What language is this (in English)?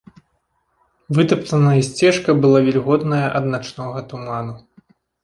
Belarusian